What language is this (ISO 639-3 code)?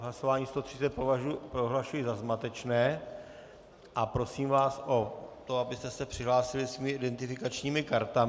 ces